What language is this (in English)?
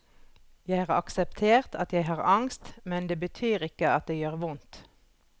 Norwegian